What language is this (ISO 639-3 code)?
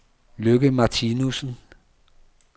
dan